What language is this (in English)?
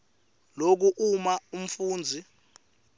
Swati